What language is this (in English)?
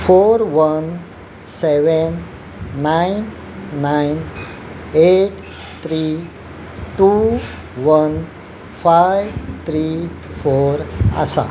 Konkani